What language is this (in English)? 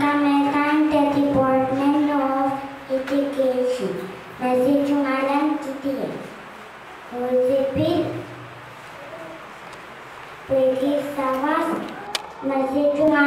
Indonesian